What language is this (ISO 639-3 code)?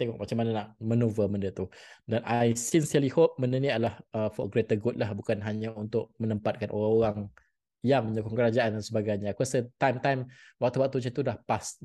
msa